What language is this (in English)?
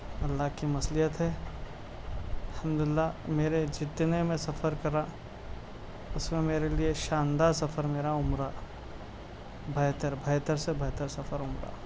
Urdu